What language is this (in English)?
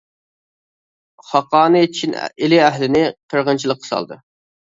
Uyghur